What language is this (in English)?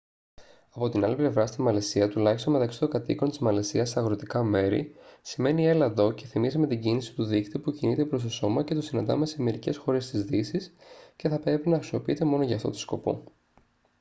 Greek